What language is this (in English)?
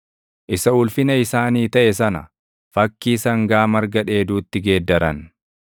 Oromo